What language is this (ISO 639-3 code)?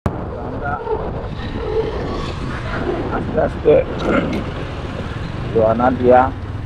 tha